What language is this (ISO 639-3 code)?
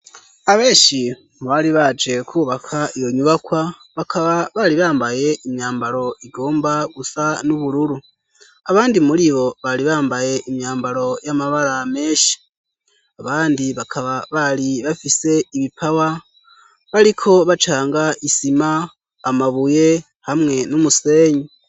run